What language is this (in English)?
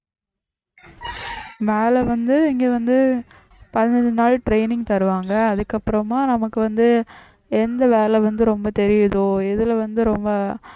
Tamil